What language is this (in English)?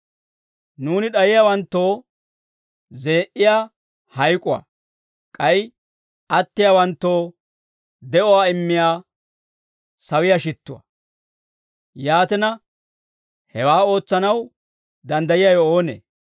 Dawro